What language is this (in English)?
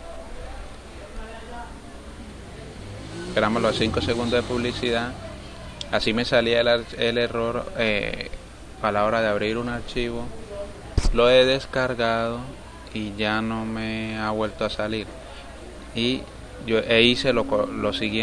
Spanish